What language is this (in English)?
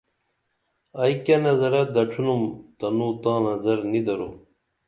Dameli